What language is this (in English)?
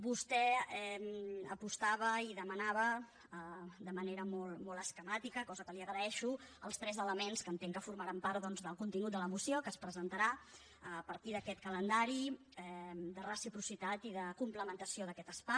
Catalan